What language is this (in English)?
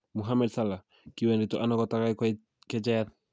Kalenjin